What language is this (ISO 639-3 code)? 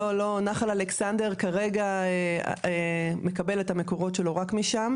heb